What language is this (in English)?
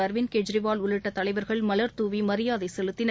Tamil